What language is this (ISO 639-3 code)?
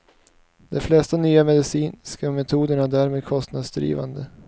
swe